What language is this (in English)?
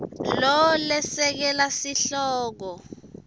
Swati